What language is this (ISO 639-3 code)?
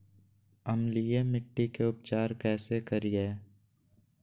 mag